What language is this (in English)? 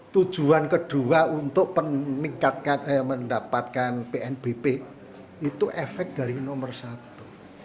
Indonesian